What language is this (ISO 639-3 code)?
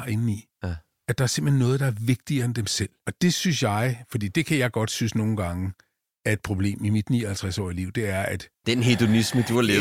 dan